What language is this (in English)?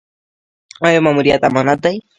Pashto